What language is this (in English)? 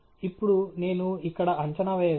Telugu